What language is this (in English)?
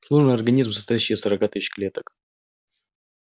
Russian